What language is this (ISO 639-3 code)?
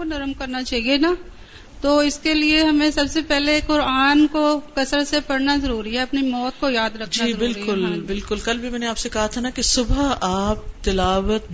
urd